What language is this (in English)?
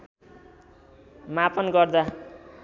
Nepali